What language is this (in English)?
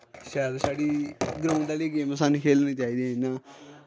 Dogri